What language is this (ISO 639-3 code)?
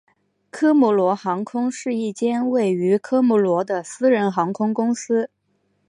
zho